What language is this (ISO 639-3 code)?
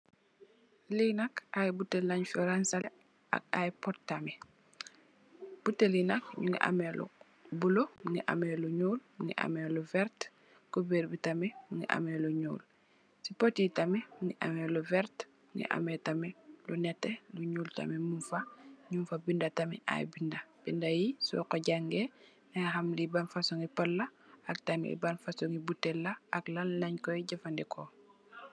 wol